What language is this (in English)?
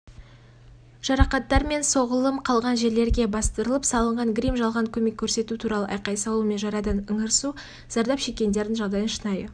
Kazakh